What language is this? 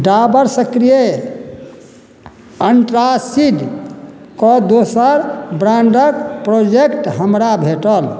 Maithili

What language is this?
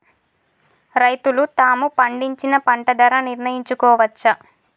Telugu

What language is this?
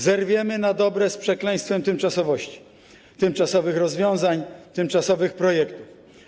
Polish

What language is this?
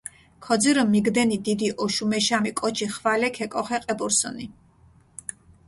Mingrelian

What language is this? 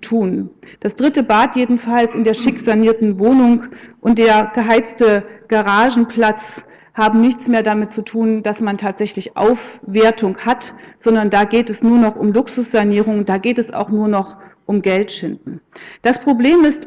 German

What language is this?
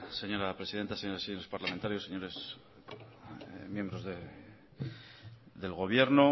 Spanish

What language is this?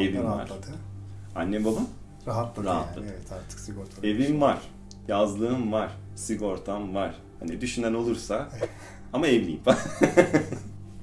Turkish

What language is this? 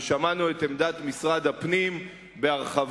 Hebrew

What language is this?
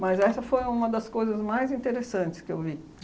Portuguese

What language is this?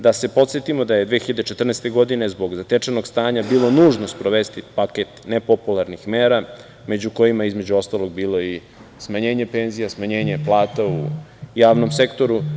Serbian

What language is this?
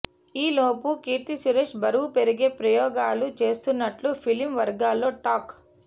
Telugu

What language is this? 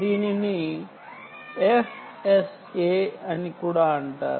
Telugu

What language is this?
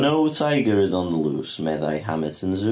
Welsh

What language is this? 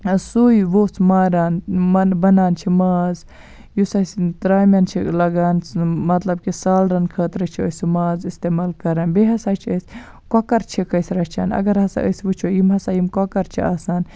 Kashmiri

